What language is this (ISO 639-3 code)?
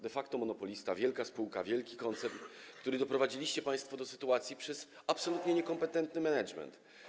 pol